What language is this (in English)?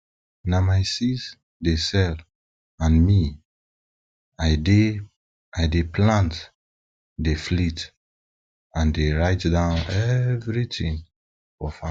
Nigerian Pidgin